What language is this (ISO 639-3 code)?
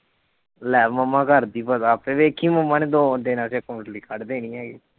pan